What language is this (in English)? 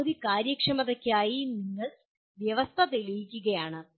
Malayalam